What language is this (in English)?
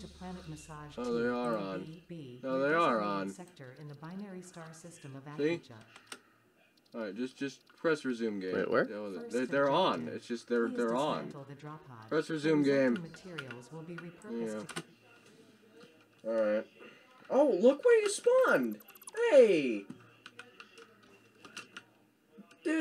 English